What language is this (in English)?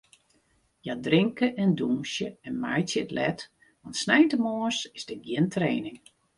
Western Frisian